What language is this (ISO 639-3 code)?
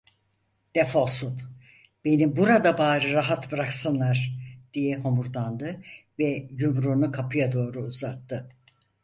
tur